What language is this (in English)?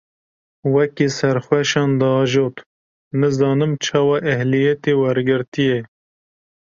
Kurdish